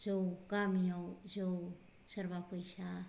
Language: Bodo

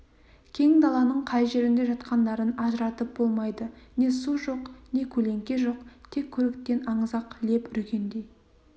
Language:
Kazakh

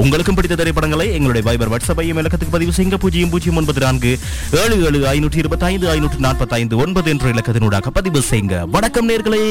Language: Tamil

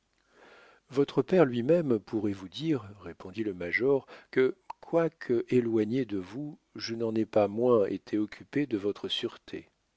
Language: French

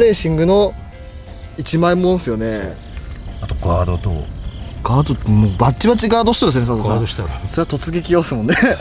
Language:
Japanese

